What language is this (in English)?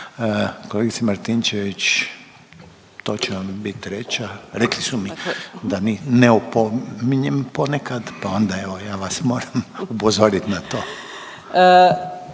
Croatian